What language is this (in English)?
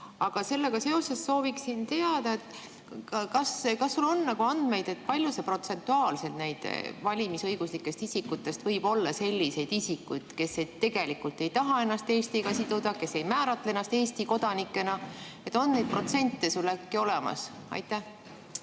Estonian